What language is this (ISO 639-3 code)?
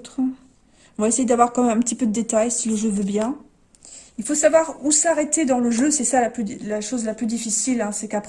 fra